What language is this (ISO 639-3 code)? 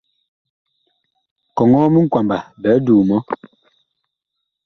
bkh